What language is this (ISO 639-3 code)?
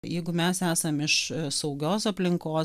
lit